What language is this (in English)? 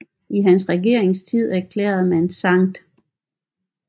Danish